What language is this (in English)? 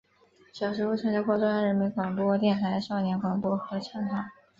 Chinese